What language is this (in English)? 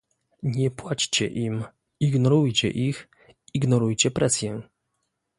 Polish